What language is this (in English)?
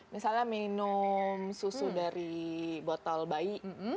Indonesian